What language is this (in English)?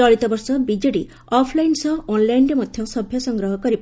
Odia